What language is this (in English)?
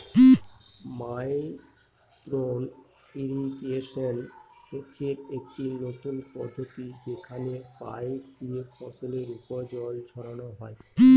Bangla